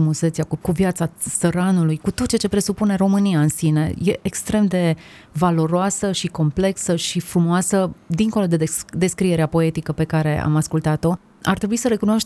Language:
Romanian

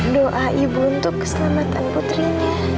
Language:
Indonesian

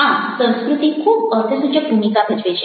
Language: Gujarati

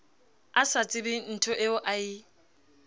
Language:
Southern Sotho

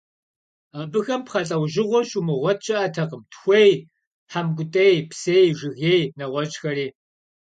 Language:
Kabardian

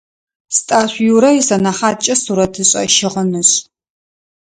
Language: Adyghe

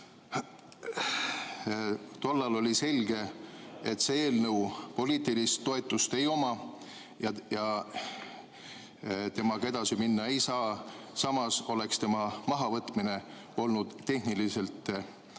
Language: Estonian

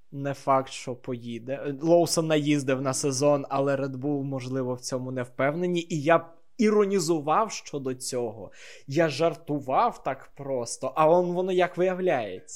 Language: Ukrainian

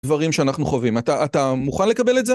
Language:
Hebrew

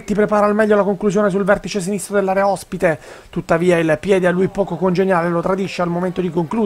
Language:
Italian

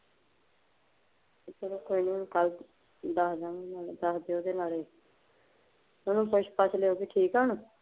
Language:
Punjabi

